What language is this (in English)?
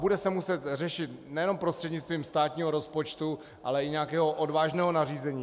Czech